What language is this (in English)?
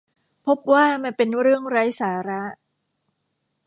Thai